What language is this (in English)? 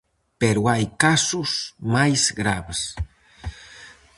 Galician